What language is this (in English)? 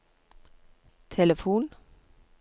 Norwegian